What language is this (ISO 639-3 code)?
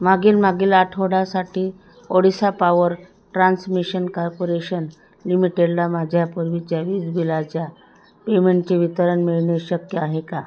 mar